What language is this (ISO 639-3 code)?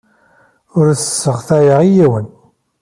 kab